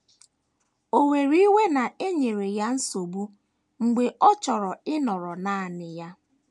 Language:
Igbo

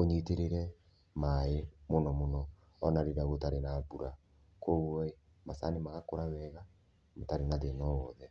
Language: Kikuyu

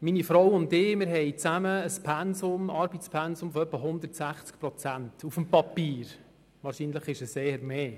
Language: Swiss German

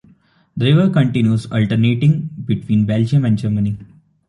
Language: English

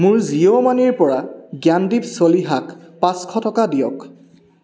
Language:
Assamese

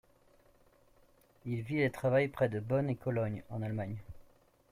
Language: French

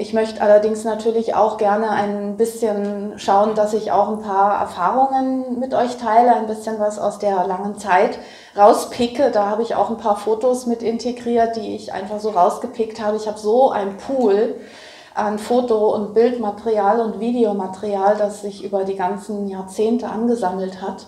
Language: German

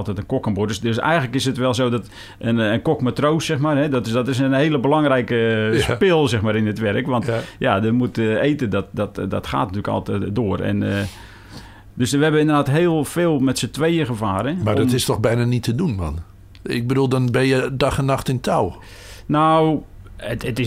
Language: Dutch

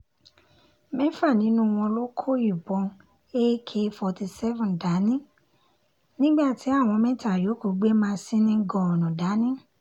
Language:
Yoruba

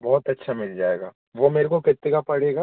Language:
Hindi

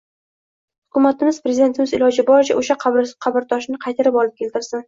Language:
Uzbek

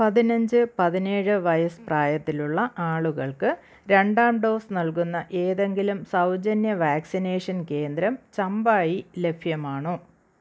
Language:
Malayalam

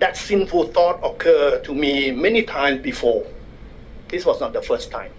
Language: English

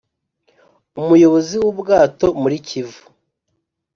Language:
Kinyarwanda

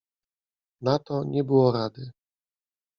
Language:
Polish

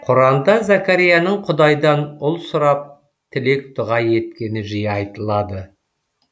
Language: Kazakh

